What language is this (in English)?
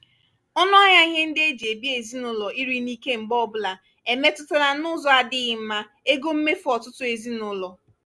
Igbo